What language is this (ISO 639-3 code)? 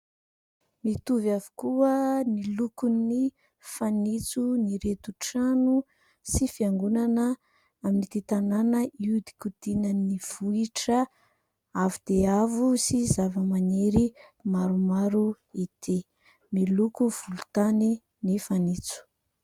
mlg